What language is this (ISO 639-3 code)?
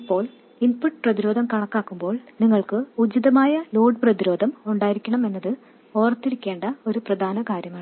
mal